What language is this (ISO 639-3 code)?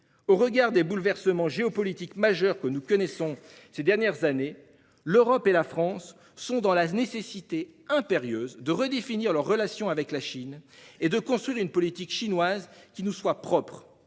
fra